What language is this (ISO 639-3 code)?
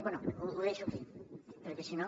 cat